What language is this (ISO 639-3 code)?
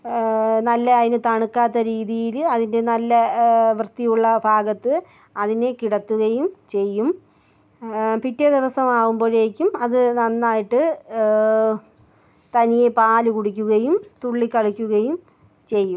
mal